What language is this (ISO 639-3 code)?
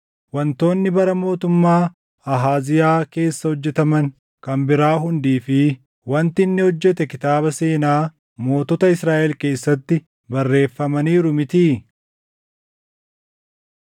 orm